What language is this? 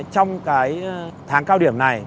Vietnamese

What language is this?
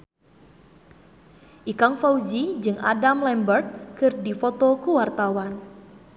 Sundanese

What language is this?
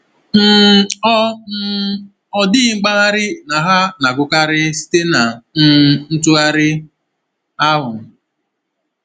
Igbo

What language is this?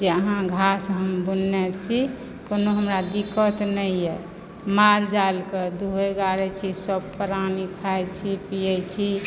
Maithili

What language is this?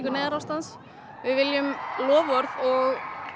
Icelandic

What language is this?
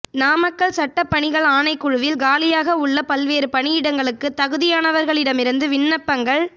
Tamil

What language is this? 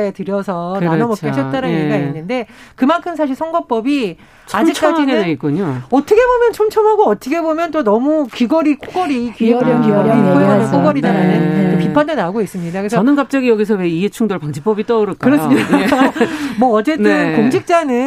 Korean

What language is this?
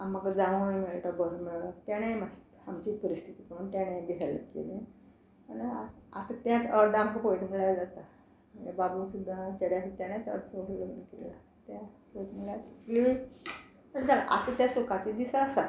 Konkani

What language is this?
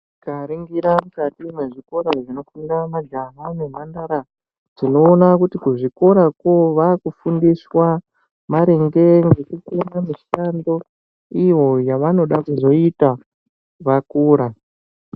Ndau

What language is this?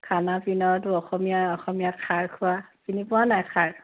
Assamese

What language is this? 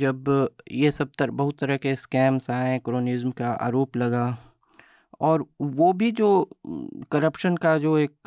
Hindi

